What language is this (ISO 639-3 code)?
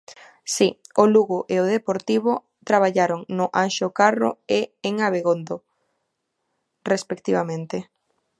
glg